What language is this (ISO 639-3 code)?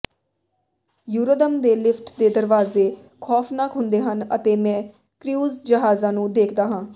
pan